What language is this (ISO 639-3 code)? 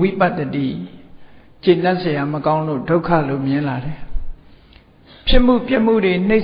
vie